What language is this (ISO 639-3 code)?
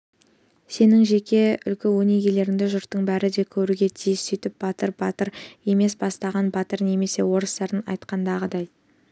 kaz